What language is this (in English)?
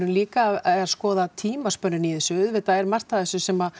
Icelandic